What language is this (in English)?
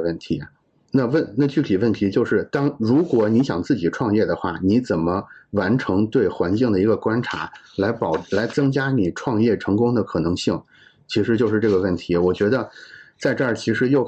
Chinese